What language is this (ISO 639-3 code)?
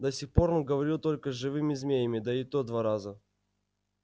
rus